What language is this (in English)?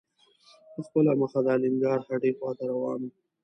Pashto